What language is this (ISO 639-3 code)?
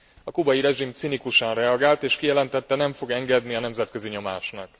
hun